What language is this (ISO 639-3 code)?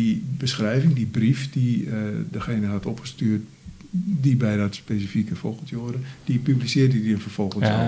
nld